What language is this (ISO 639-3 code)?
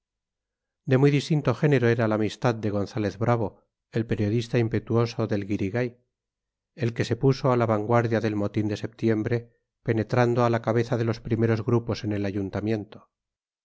spa